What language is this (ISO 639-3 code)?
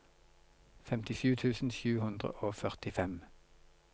nor